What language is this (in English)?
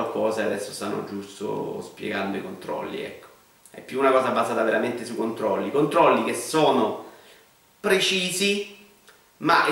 Italian